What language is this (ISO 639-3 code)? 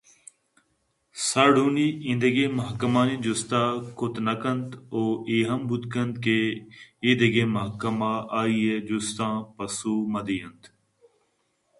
bgp